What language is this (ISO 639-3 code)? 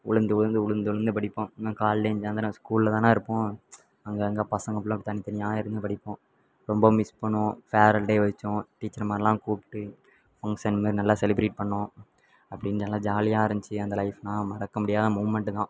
tam